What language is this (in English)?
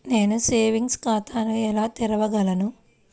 Telugu